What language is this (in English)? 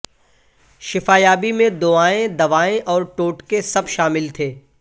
Urdu